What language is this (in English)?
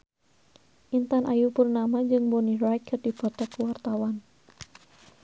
Sundanese